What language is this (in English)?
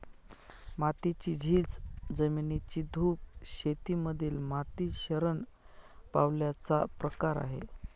Marathi